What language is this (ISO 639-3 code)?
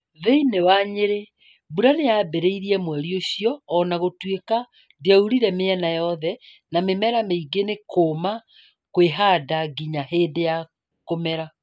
kik